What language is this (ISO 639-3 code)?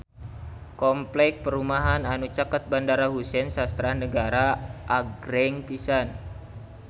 sun